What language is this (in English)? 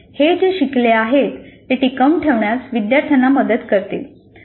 Marathi